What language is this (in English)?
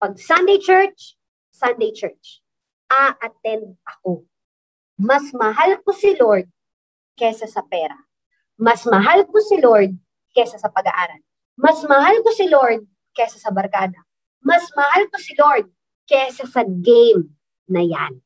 Filipino